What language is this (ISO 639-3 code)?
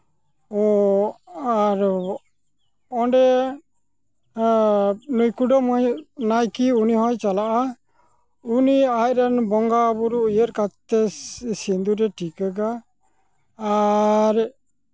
sat